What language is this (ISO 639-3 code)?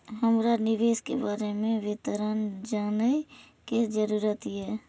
mai